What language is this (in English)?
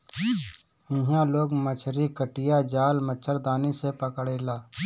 Bhojpuri